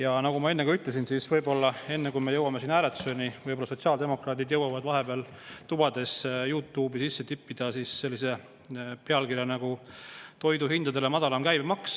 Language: Estonian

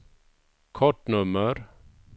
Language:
Swedish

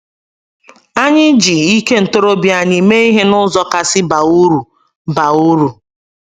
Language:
Igbo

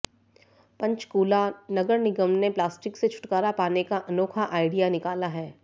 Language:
Hindi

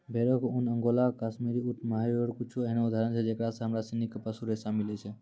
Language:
Maithili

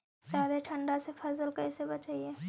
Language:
Magahi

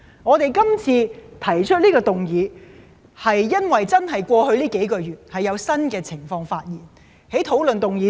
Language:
Cantonese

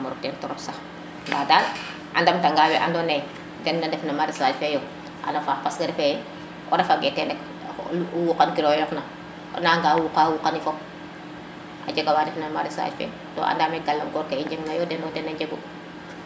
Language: Serer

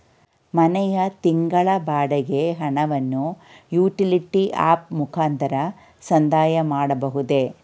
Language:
Kannada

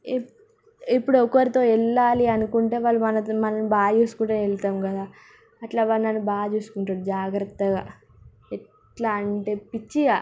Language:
Telugu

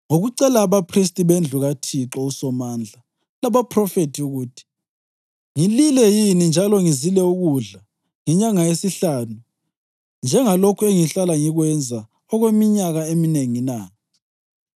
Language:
North Ndebele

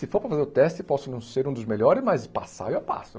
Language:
Portuguese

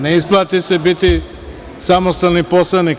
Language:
Serbian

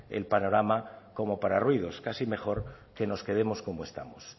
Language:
Spanish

